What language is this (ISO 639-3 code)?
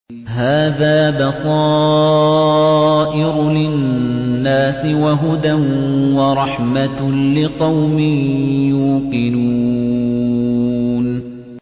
ara